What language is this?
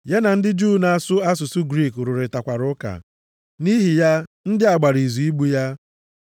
Igbo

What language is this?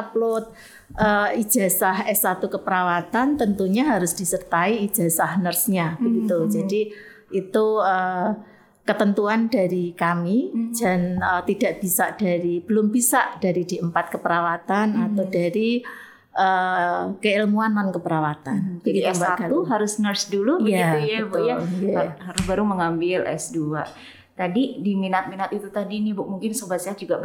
Indonesian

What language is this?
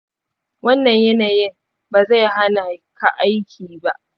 Hausa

